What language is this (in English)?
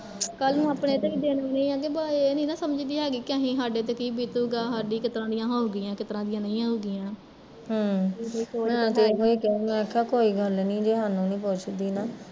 Punjabi